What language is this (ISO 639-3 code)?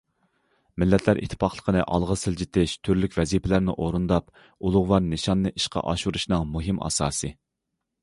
uig